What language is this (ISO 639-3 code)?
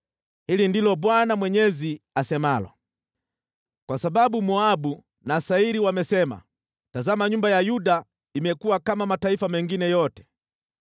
swa